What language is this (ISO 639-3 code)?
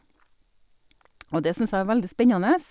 nor